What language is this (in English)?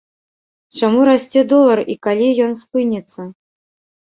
Belarusian